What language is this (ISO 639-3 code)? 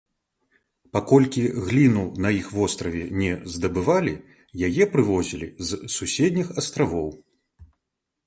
bel